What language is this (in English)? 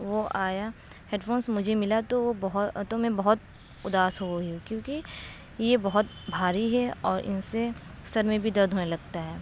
Urdu